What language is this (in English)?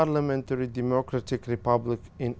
Vietnamese